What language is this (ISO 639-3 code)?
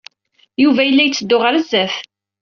kab